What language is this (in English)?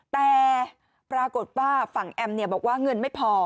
Thai